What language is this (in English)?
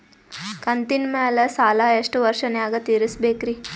Kannada